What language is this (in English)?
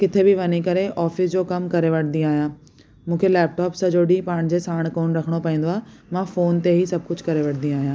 Sindhi